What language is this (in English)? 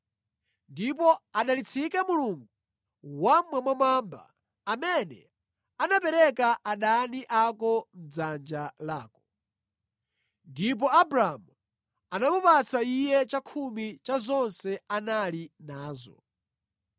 Nyanja